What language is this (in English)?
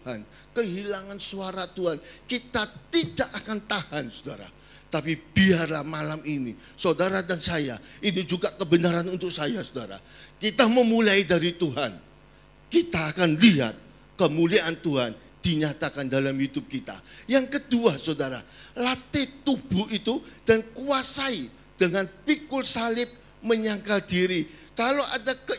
Indonesian